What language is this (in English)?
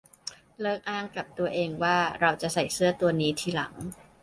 Thai